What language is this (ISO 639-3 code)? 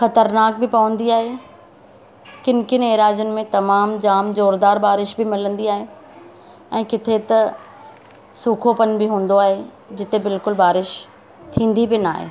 snd